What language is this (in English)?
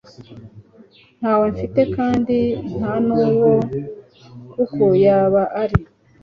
Kinyarwanda